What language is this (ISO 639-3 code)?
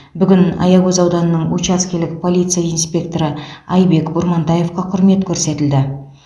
kaz